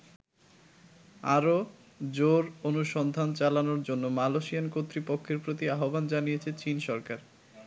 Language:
Bangla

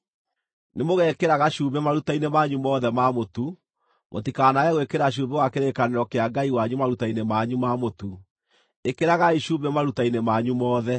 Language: Kikuyu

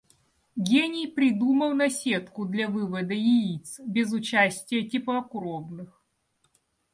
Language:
Russian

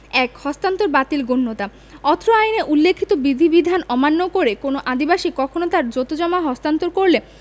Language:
Bangla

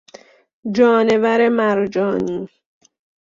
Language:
Persian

